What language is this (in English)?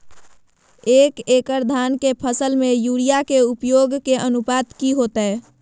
Magahi